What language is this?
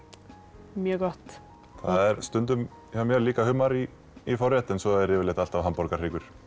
Icelandic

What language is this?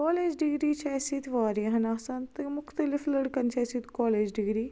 Kashmiri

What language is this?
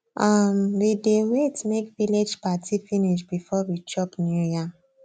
Nigerian Pidgin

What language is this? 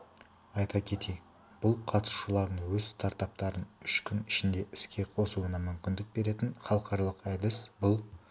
Kazakh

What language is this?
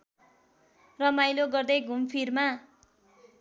Nepali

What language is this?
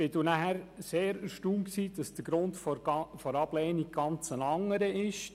Swiss German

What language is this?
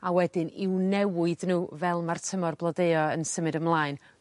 Welsh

